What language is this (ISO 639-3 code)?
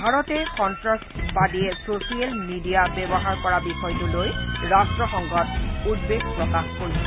asm